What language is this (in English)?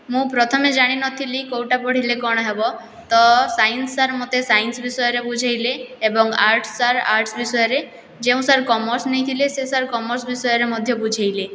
Odia